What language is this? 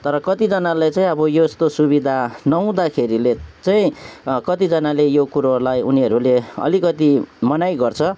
Nepali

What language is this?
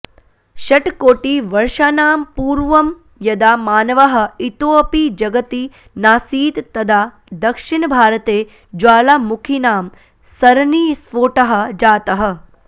Sanskrit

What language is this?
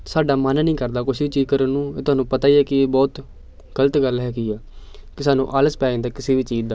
Punjabi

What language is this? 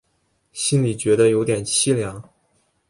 Chinese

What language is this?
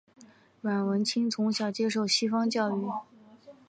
Chinese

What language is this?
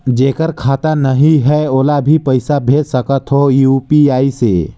Chhattisgarhi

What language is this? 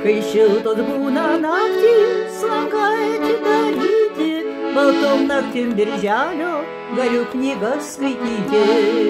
Lithuanian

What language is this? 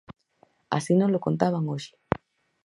Galician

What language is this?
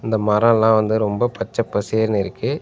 Tamil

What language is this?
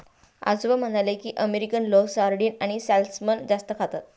Marathi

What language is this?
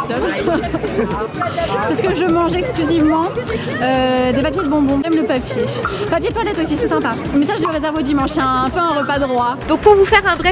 French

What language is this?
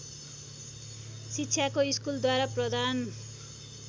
Nepali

